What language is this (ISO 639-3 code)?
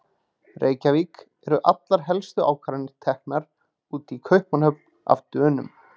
isl